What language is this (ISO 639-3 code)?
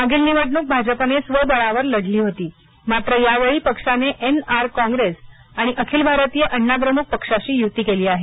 mar